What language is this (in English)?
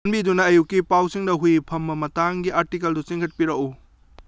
Manipuri